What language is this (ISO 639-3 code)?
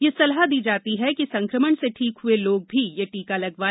hin